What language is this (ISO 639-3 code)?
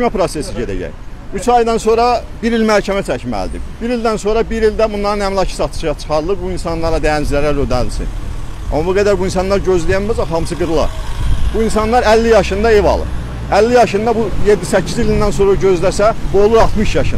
tur